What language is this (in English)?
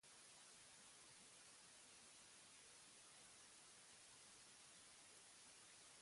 Basque